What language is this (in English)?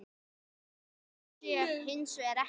Icelandic